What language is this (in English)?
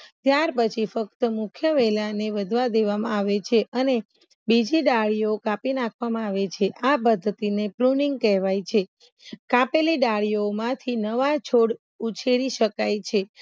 Gujarati